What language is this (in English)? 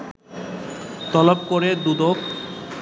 Bangla